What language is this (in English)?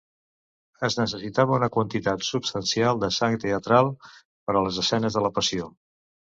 Catalan